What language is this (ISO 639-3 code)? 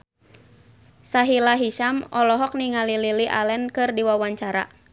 sun